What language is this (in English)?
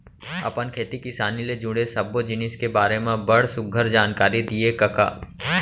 Chhattisgarhi